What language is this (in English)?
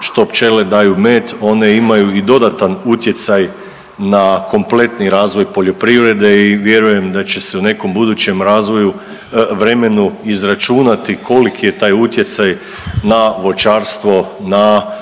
Croatian